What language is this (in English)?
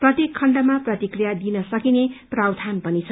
Nepali